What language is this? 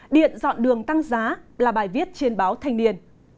Vietnamese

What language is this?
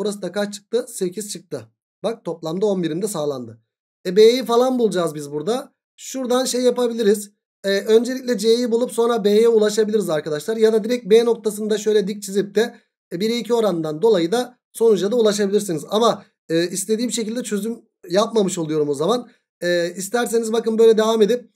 Turkish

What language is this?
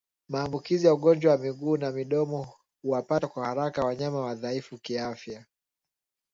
Swahili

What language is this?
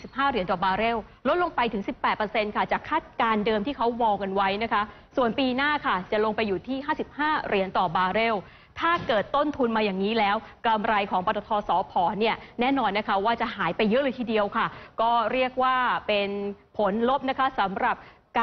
Thai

